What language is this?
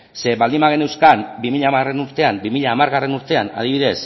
Basque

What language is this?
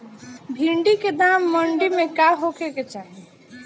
Bhojpuri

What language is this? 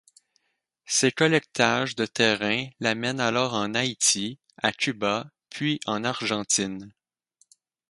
French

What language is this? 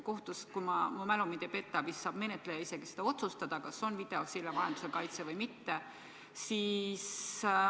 Estonian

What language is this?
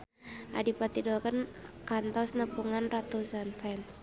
Sundanese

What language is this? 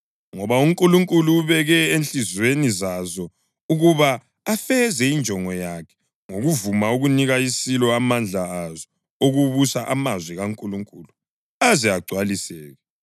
North Ndebele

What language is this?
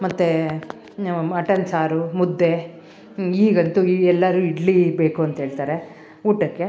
Kannada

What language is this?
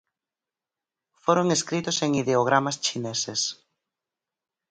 Galician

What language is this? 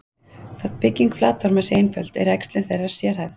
Icelandic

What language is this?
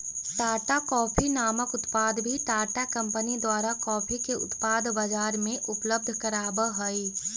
Magahi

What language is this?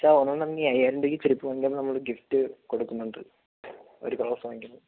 Malayalam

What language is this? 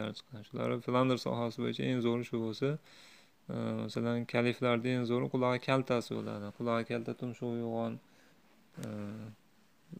Turkish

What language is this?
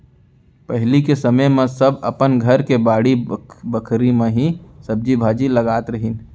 Chhattisgarhi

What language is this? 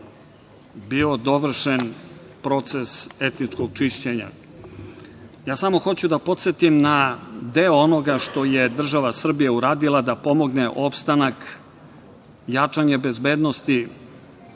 Serbian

